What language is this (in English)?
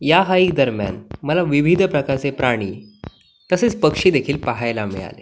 Marathi